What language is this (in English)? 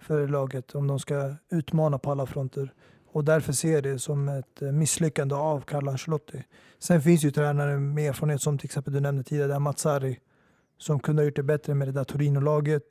Swedish